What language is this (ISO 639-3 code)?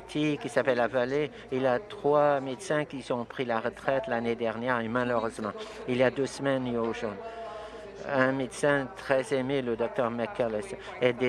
fra